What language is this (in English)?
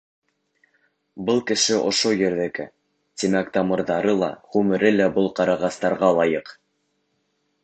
Bashkir